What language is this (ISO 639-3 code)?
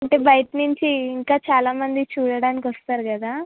tel